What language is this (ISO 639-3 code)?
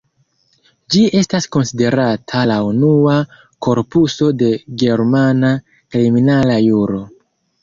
epo